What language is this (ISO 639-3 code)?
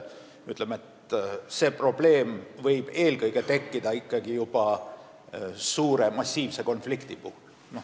est